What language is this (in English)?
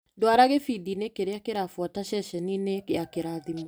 Kikuyu